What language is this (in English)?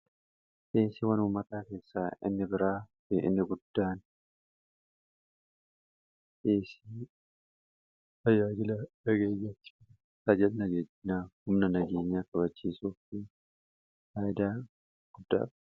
Oromo